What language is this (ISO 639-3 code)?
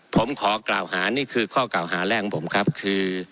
tha